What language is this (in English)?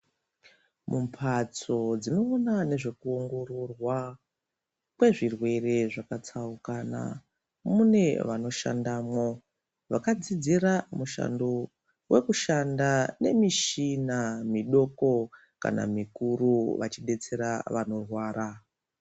Ndau